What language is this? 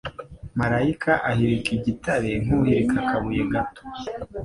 Kinyarwanda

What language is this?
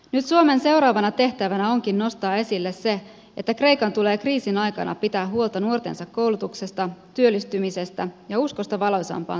Finnish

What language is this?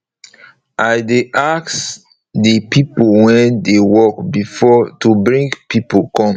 Nigerian Pidgin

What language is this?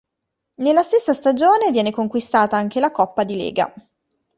Italian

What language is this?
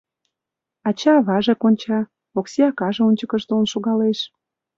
Mari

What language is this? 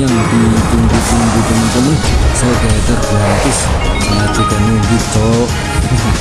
Indonesian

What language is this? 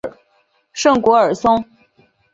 Chinese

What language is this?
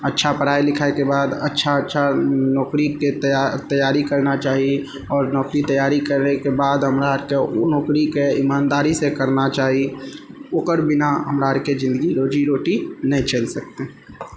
Maithili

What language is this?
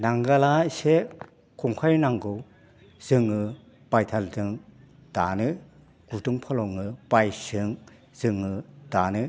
Bodo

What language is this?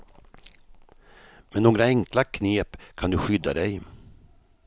Swedish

